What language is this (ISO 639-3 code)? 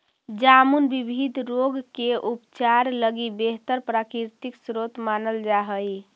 mag